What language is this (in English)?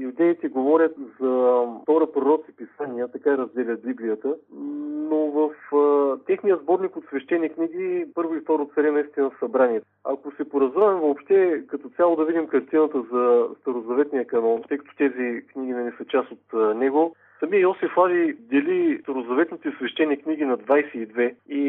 Bulgarian